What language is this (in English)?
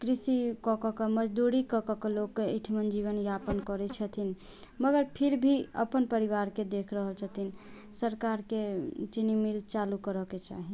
Maithili